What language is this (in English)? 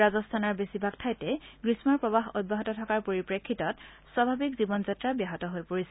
Assamese